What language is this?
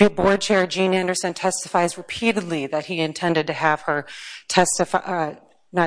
English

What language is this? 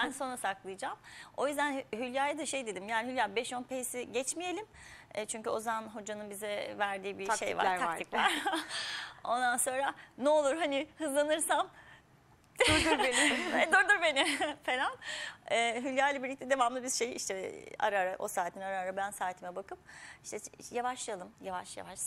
Turkish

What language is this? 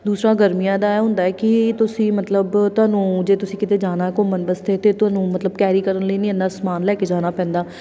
Punjabi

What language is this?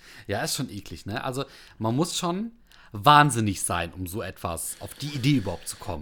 German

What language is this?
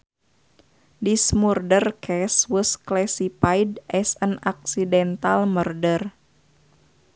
Sundanese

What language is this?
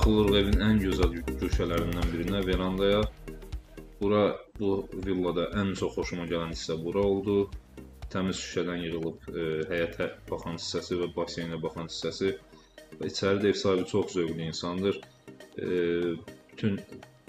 Turkish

